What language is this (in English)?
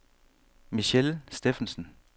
Danish